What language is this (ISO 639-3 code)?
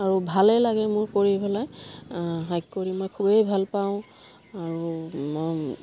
asm